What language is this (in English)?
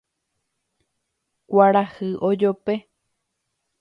Guarani